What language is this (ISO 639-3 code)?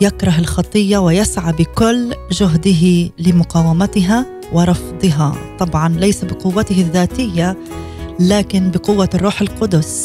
ara